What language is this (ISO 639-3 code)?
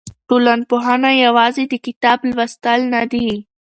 pus